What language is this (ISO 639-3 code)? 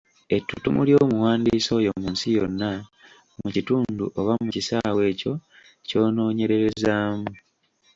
lug